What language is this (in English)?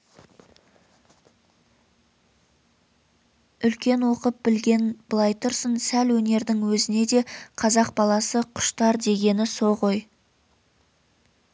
Kazakh